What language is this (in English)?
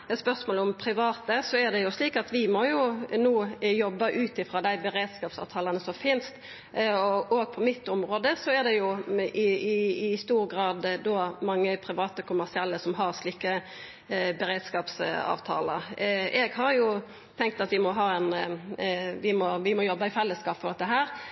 Norwegian Nynorsk